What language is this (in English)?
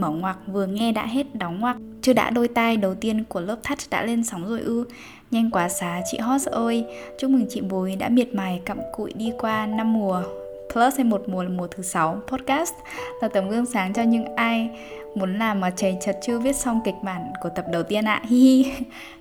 Vietnamese